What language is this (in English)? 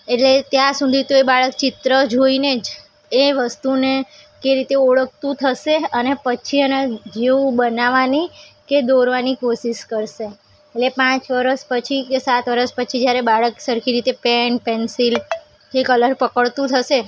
Gujarati